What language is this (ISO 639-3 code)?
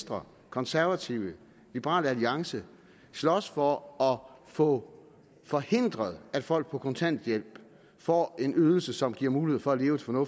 dan